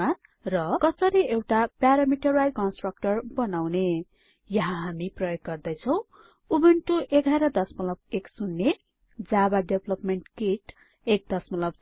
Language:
Nepali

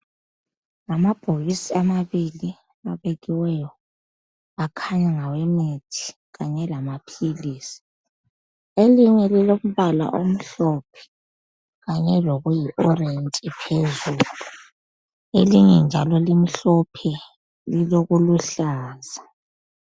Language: North Ndebele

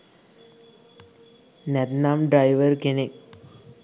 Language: Sinhala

